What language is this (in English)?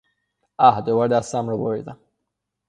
Persian